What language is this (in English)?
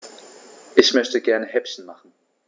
German